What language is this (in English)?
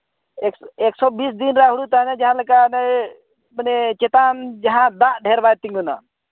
Santali